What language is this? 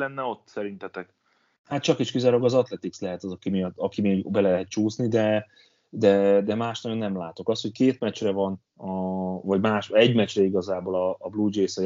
Hungarian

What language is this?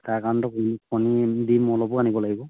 Assamese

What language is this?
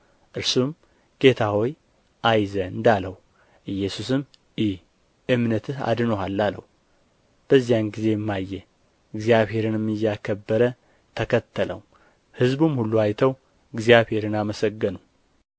Amharic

